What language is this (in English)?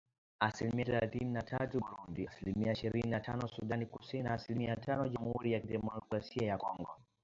Swahili